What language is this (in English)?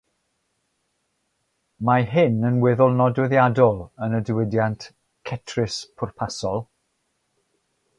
Welsh